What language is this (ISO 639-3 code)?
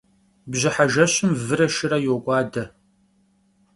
kbd